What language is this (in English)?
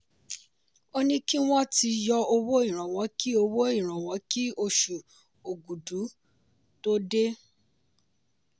Yoruba